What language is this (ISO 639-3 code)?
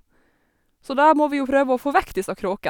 nor